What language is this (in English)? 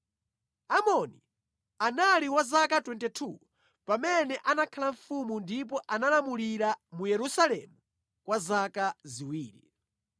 Nyanja